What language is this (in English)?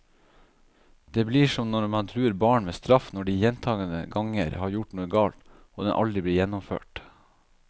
Norwegian